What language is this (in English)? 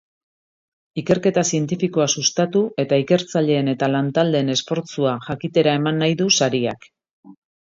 Basque